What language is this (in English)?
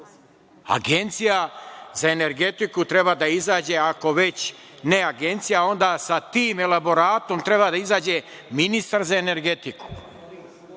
Serbian